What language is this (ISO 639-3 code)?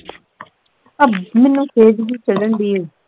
pan